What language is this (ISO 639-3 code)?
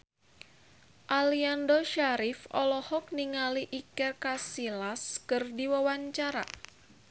sun